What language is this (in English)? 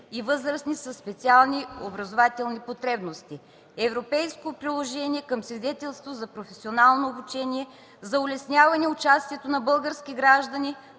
Bulgarian